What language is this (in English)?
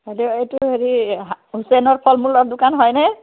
Assamese